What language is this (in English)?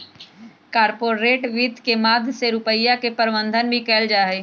Magahi